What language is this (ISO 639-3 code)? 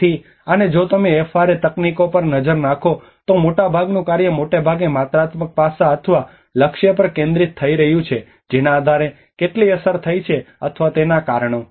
guj